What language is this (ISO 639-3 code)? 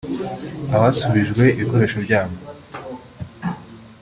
kin